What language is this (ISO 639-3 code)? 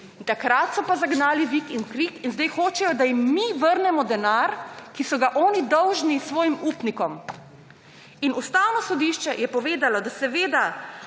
slv